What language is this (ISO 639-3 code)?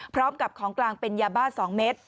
tha